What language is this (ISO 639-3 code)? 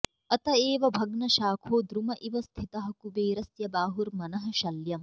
san